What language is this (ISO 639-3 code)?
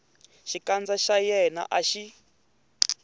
tso